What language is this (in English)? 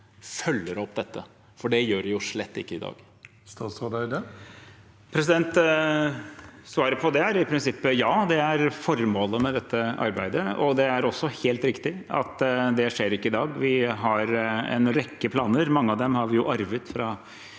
Norwegian